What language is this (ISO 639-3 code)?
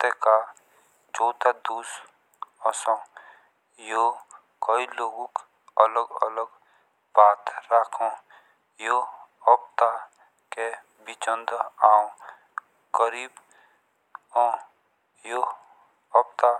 jns